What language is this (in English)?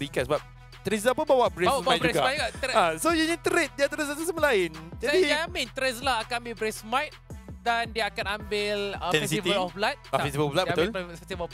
Malay